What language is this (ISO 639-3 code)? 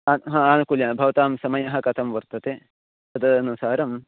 san